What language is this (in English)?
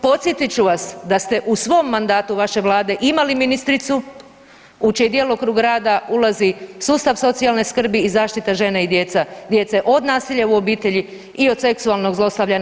Croatian